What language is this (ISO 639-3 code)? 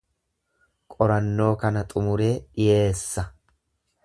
orm